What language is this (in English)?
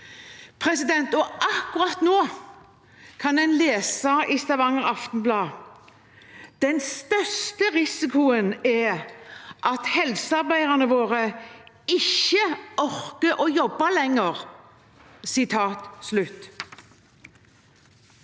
Norwegian